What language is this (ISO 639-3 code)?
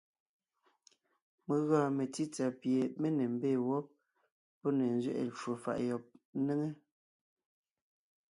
nnh